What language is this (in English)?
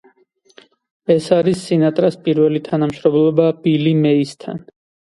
Georgian